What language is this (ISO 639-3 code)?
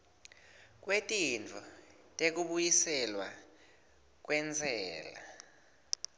ssw